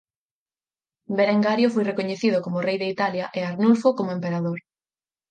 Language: Galician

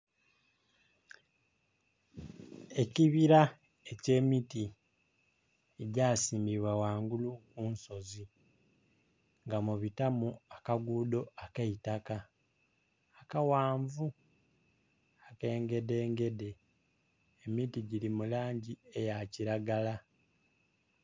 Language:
Soga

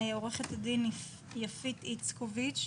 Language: Hebrew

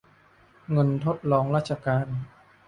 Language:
Thai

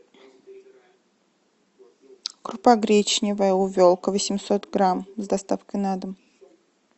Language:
Russian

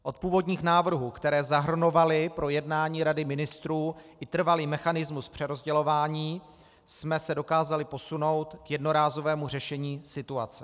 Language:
Czech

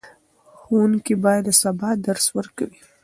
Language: Pashto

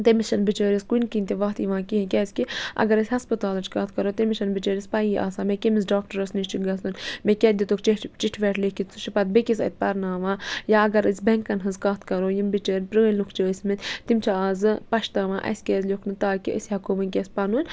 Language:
Kashmiri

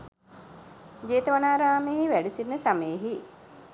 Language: Sinhala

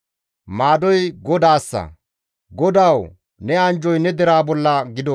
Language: Gamo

